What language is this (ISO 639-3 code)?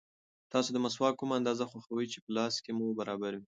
pus